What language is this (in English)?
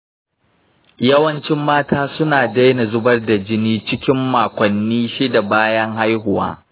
Hausa